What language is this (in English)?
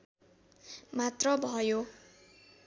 Nepali